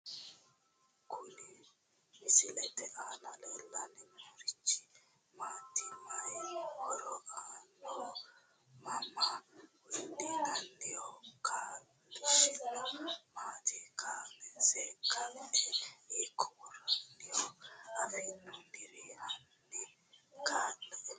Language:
Sidamo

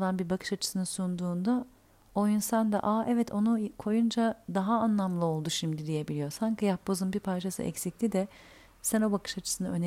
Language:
Turkish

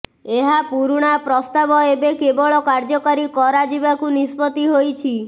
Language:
Odia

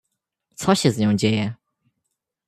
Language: Polish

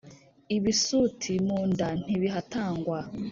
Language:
Kinyarwanda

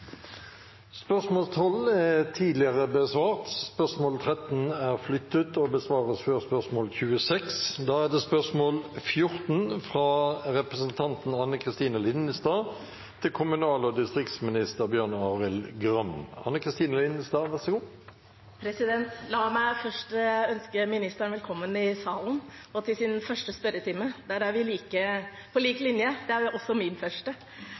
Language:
Norwegian Bokmål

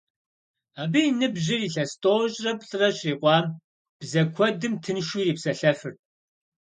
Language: Kabardian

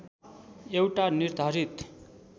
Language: Nepali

